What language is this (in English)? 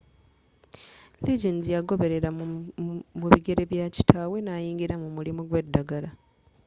Ganda